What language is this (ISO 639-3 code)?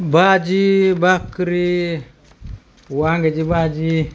mar